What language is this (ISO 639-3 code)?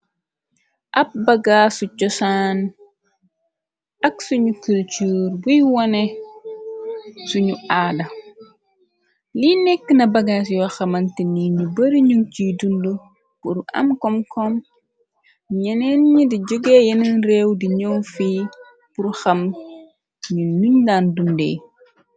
wol